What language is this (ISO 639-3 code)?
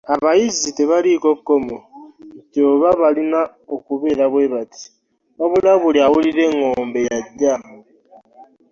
lug